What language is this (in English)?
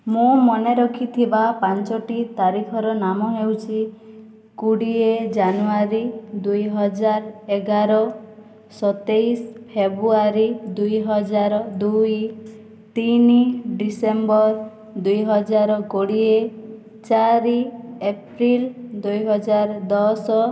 Odia